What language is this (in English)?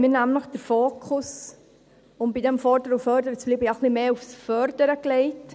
Swiss German